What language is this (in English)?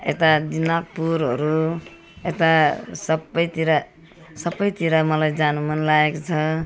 Nepali